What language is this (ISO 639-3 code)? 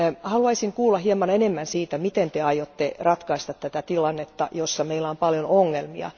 fin